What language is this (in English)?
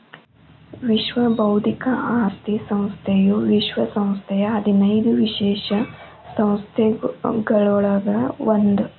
Kannada